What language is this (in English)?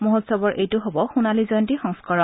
Assamese